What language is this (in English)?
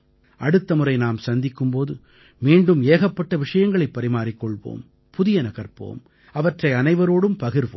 Tamil